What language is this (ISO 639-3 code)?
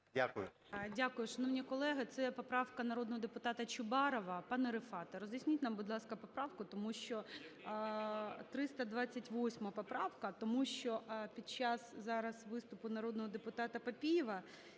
ukr